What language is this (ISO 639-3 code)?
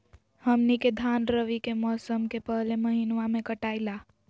mag